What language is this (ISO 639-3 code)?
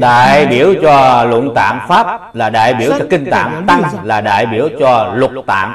vie